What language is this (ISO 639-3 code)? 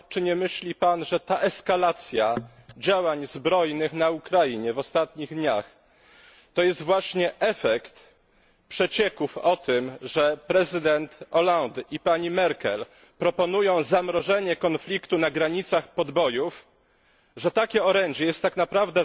pol